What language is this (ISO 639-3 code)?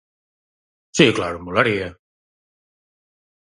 glg